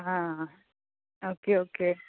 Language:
Konkani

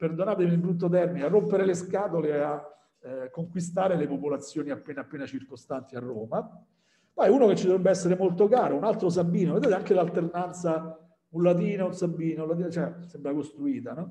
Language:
Italian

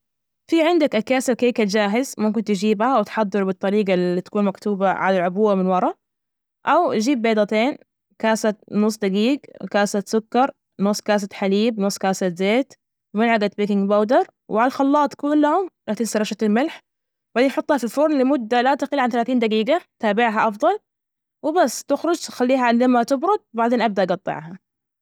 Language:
Najdi Arabic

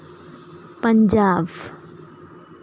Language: Santali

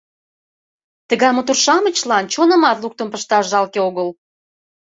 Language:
Mari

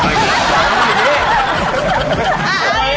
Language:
Thai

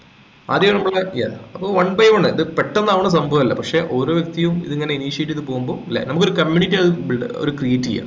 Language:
Malayalam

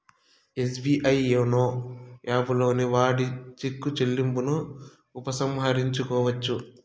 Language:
Telugu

